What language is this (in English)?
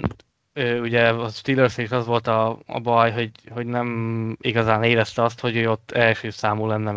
Hungarian